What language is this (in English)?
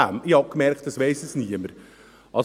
Swiss German